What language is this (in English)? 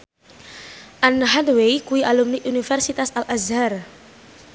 Javanese